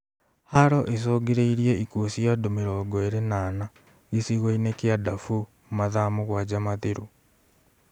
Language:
Kikuyu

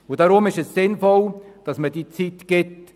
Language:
Swiss German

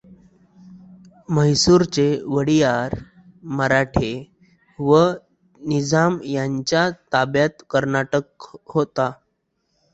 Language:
Marathi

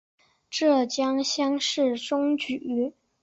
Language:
Chinese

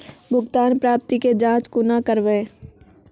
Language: Maithili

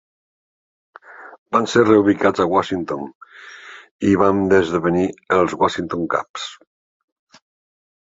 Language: Catalan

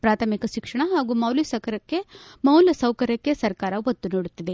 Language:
Kannada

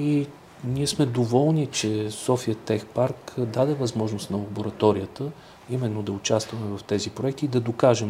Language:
Bulgarian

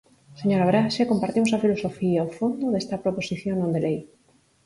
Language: Galician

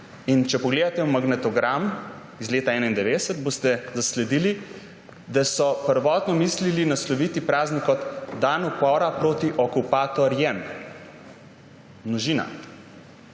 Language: Slovenian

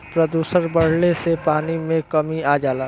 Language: Bhojpuri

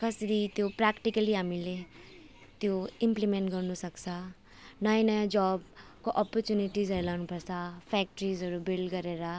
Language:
Nepali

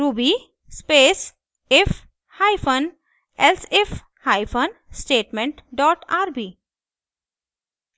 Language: Hindi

